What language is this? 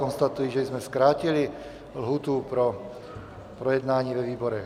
Czech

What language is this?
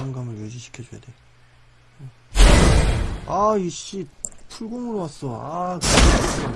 Korean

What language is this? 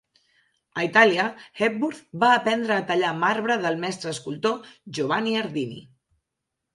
Catalan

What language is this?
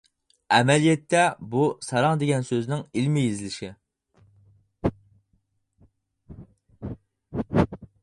Uyghur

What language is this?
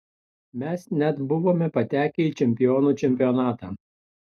Lithuanian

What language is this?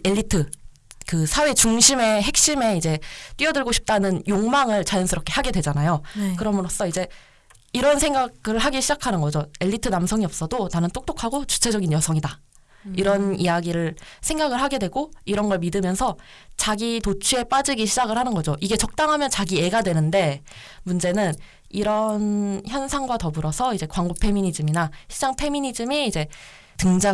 Korean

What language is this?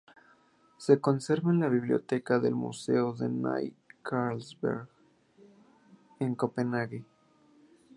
Spanish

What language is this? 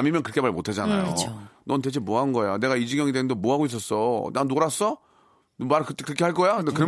Korean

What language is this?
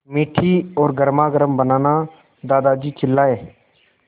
Hindi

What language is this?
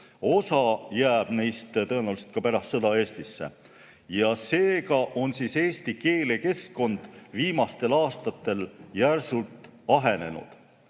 Estonian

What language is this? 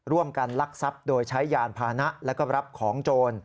Thai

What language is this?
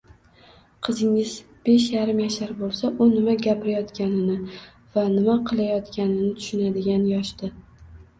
Uzbek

